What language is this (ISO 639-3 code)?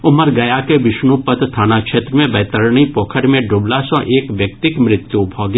mai